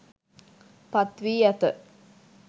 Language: Sinhala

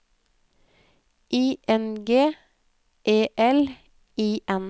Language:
Norwegian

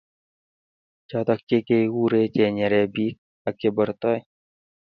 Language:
Kalenjin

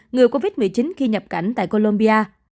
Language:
Vietnamese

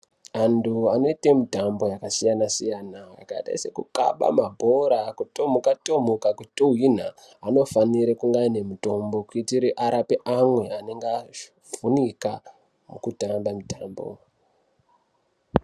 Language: Ndau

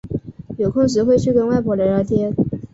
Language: Chinese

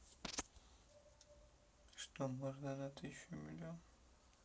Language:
Russian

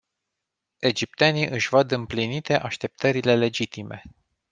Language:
Romanian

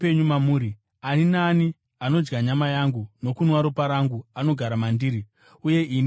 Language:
Shona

